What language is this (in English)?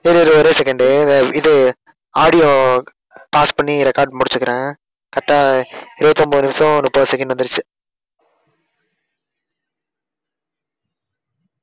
Tamil